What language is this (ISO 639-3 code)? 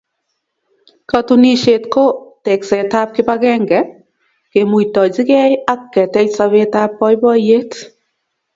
kln